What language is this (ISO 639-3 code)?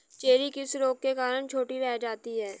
hin